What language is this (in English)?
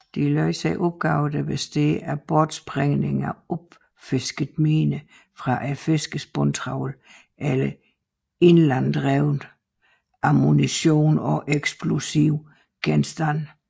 Danish